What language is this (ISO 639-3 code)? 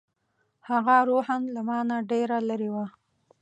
pus